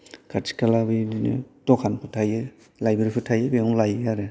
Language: Bodo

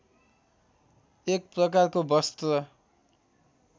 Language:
Nepali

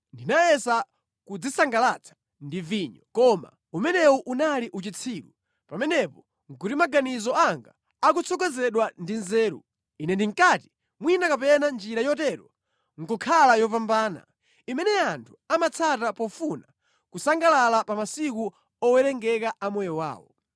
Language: Nyanja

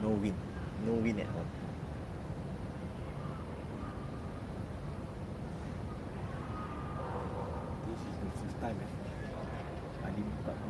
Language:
Malay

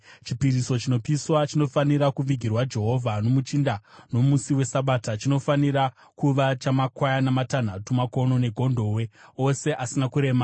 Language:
Shona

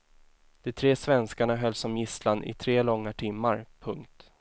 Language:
Swedish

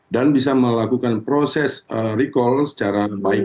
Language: Indonesian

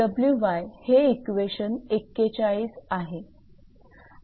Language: Marathi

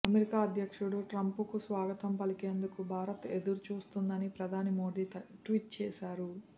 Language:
Telugu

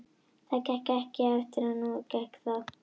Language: Icelandic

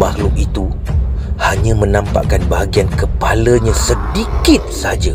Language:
Malay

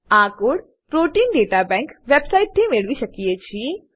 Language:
Gujarati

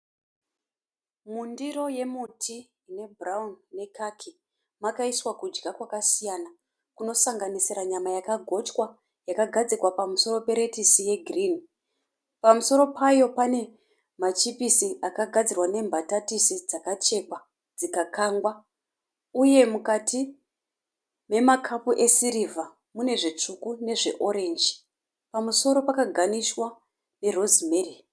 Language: Shona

